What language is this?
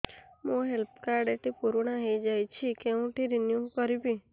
Odia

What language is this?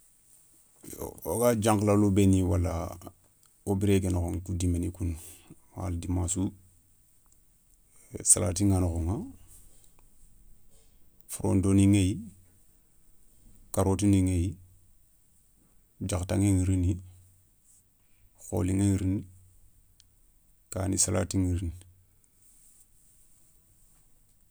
Soninke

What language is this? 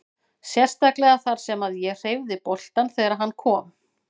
Icelandic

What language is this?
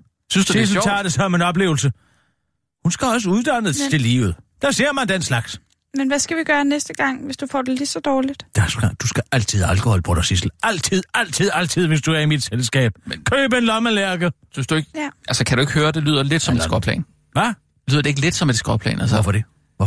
Danish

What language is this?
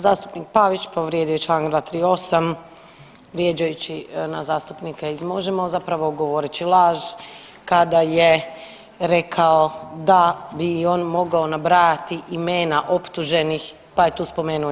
Croatian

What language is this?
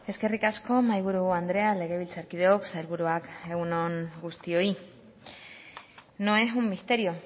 Basque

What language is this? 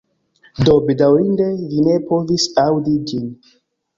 Esperanto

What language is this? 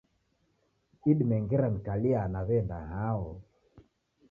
Taita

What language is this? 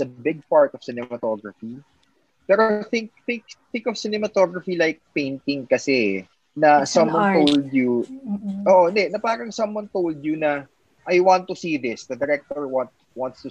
Filipino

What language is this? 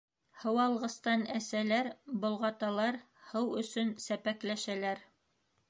Bashkir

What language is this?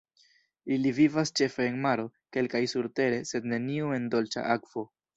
Esperanto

